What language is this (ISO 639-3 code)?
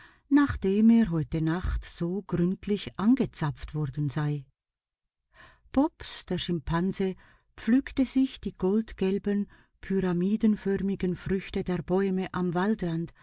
deu